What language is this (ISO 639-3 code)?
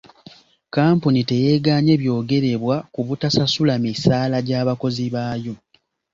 lug